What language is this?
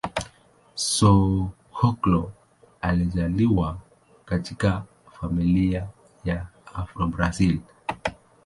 Swahili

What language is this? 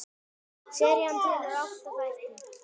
Icelandic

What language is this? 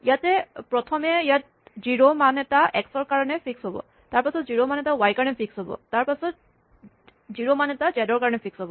Assamese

